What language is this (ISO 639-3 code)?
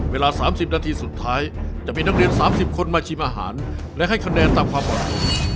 tha